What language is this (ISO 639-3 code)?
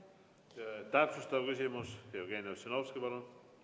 est